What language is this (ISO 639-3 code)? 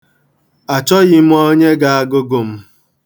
ibo